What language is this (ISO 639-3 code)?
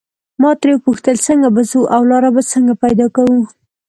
pus